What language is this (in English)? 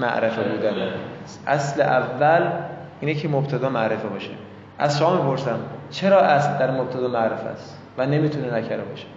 Persian